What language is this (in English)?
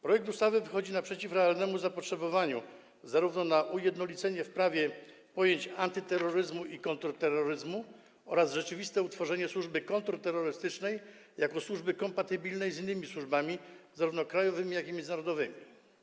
Polish